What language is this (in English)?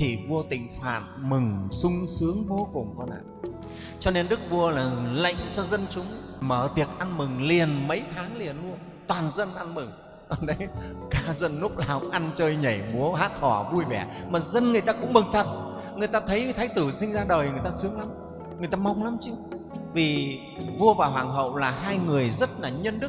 Vietnamese